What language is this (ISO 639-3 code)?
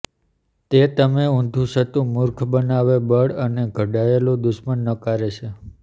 guj